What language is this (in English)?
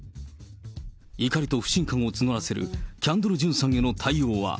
Japanese